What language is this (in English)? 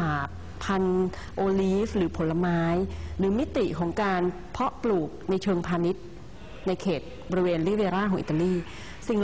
Thai